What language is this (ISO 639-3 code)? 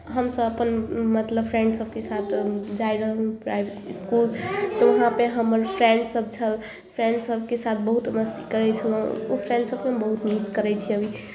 mai